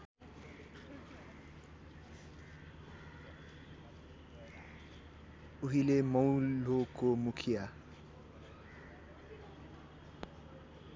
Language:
Nepali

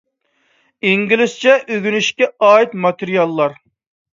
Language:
Uyghur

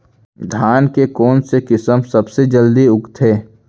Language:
Chhattisgarhi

